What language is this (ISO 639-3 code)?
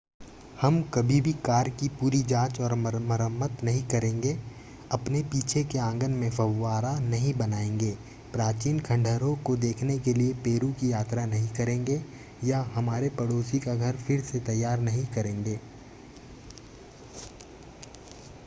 hin